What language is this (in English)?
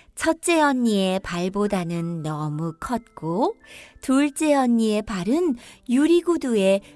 Korean